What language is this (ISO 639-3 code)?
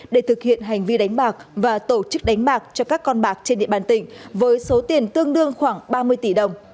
vie